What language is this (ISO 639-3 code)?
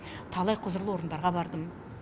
kaz